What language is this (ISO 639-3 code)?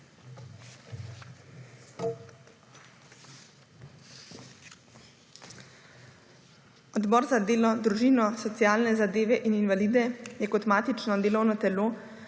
slv